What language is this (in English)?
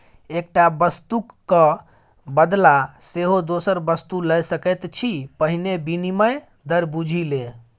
Maithili